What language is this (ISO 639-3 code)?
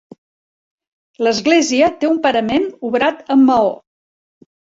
cat